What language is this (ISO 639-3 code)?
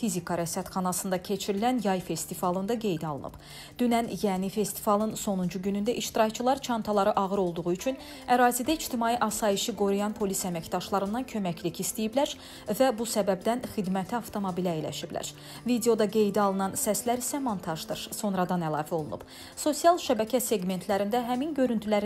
tur